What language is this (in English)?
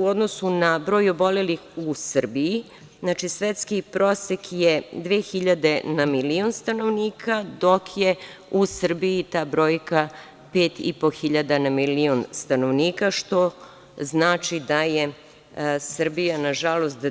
Serbian